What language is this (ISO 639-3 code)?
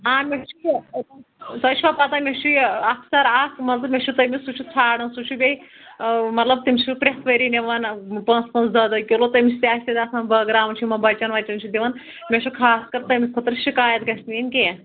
kas